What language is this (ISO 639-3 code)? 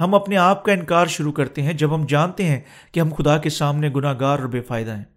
urd